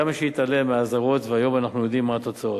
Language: Hebrew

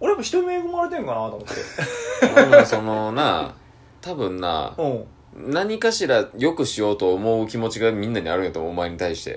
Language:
Japanese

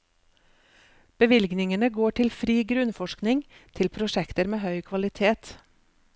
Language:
Norwegian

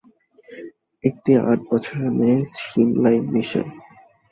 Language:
Bangla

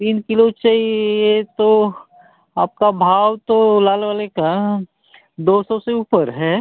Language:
Hindi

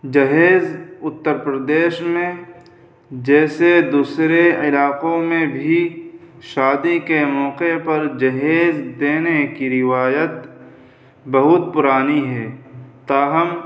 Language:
Urdu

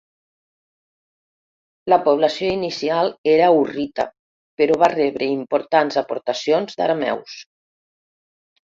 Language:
Catalan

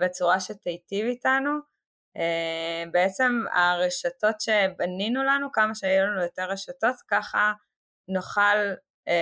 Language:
Hebrew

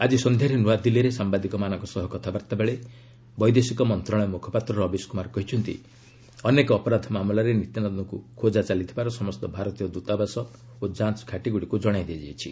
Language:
Odia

